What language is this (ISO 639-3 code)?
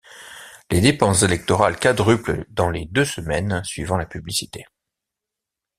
fra